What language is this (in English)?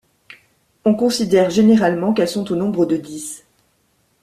French